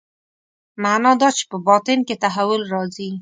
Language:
Pashto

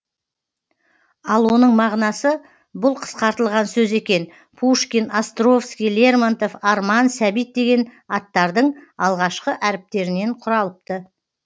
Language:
Kazakh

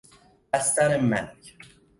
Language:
Persian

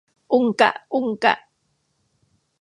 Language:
Thai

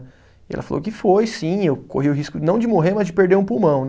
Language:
Portuguese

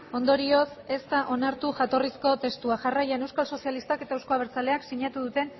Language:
Basque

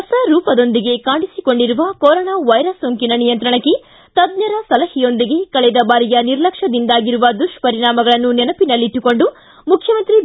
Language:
Kannada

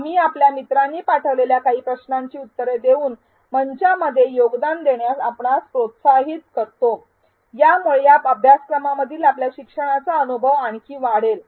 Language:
Marathi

